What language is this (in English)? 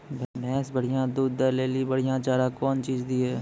Maithili